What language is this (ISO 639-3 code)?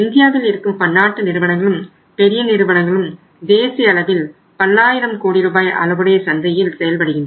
tam